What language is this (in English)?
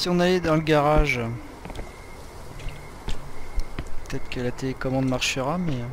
French